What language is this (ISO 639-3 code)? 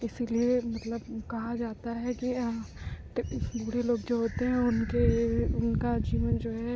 hin